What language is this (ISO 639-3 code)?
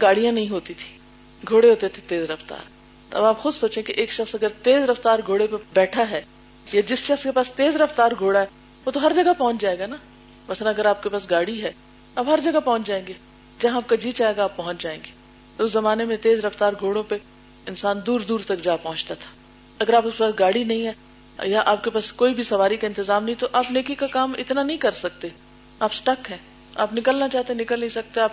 urd